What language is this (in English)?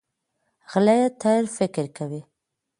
Pashto